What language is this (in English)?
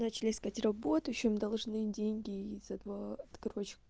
Russian